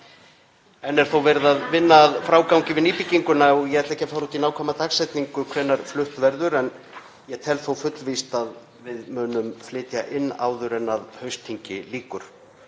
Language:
Icelandic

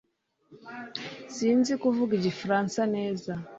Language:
Kinyarwanda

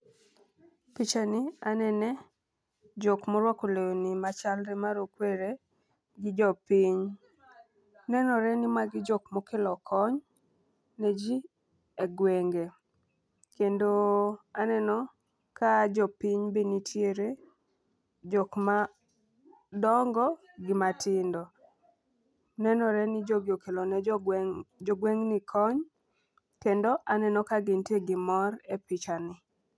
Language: Luo (Kenya and Tanzania)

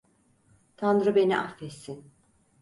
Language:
Turkish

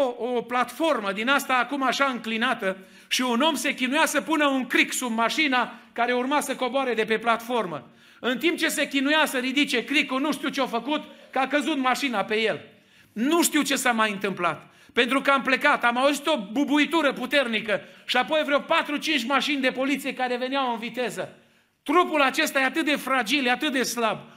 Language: Romanian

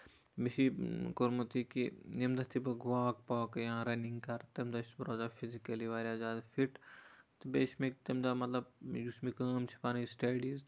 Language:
Kashmiri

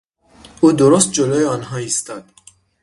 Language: Persian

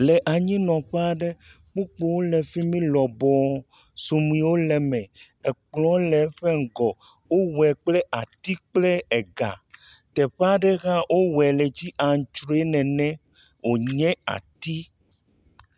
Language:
Ewe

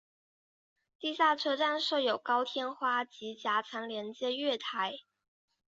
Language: Chinese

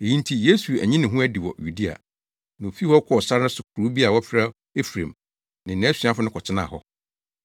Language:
Akan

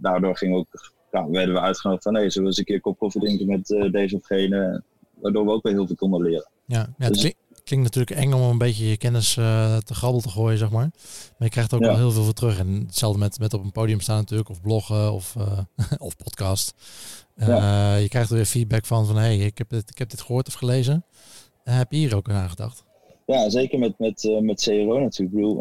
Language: Dutch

